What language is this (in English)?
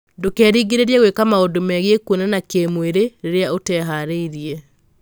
Kikuyu